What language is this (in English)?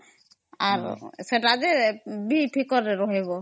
Odia